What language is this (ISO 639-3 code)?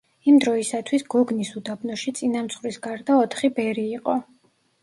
kat